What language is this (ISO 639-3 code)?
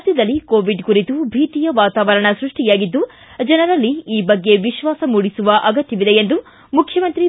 kan